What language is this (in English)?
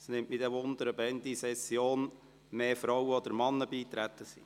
Swiss German